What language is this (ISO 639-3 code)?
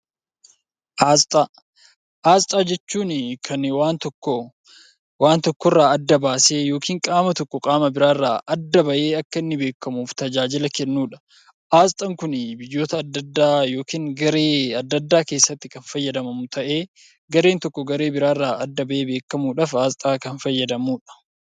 orm